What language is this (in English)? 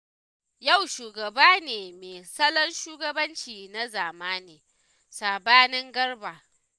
Hausa